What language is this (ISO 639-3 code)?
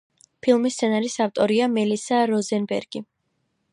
kat